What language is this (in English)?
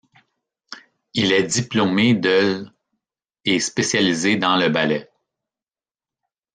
French